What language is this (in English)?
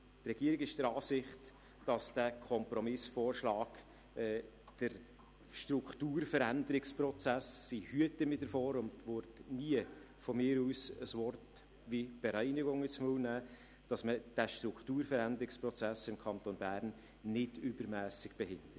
Swiss German